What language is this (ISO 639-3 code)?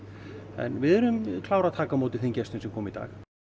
isl